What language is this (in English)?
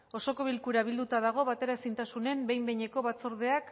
Basque